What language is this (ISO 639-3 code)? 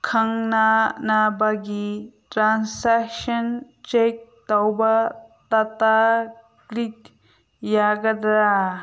mni